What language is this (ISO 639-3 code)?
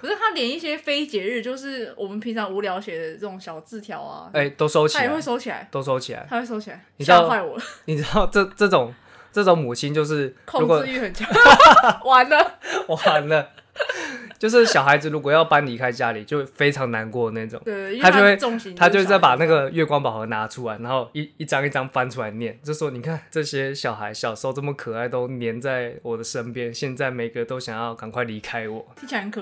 zho